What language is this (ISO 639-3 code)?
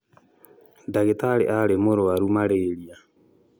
kik